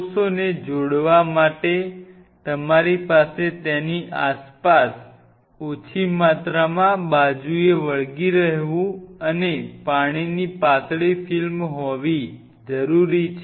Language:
Gujarati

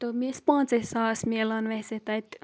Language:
Kashmiri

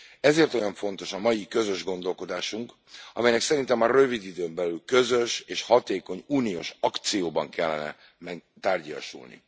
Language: Hungarian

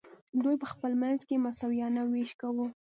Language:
Pashto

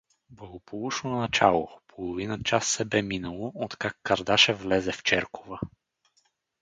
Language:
Bulgarian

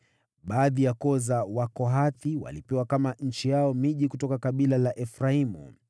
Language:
Swahili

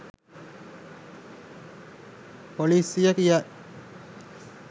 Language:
Sinhala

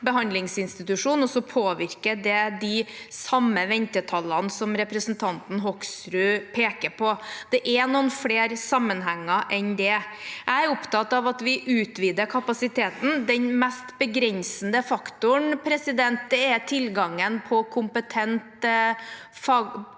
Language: Norwegian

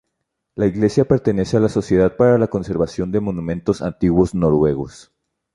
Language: Spanish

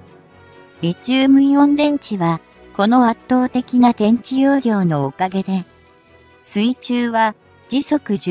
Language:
Japanese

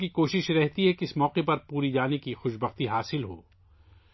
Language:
Urdu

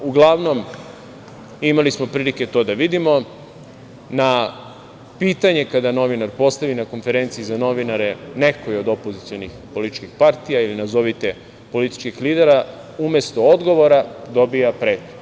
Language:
Serbian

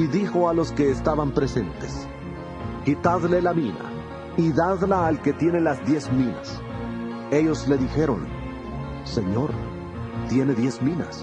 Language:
Spanish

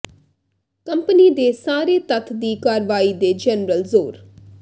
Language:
Punjabi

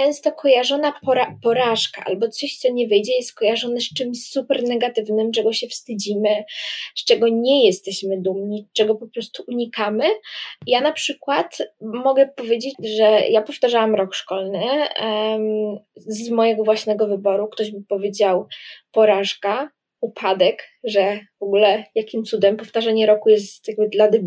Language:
Polish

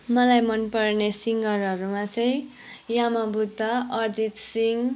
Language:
Nepali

